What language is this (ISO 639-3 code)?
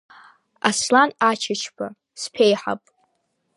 abk